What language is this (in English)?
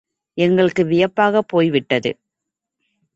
Tamil